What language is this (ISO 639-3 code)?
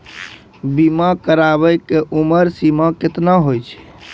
mai